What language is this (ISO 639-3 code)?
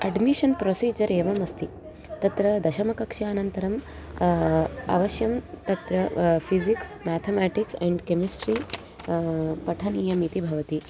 san